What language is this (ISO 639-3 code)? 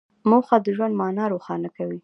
pus